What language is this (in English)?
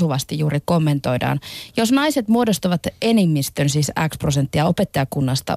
Finnish